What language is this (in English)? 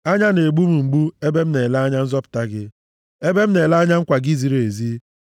Igbo